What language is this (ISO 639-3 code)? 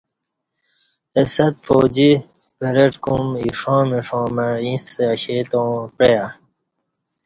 bsh